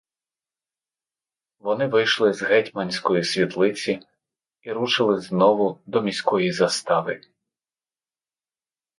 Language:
Ukrainian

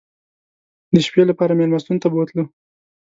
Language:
Pashto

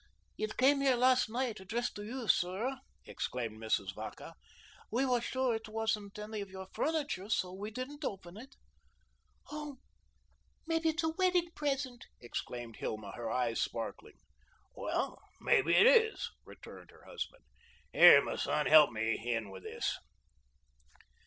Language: English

